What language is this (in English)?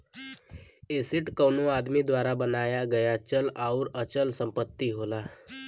Bhojpuri